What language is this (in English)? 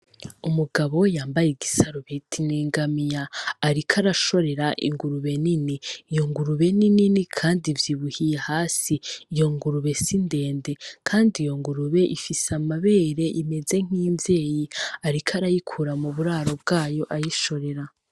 Rundi